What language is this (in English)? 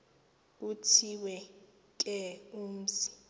Xhosa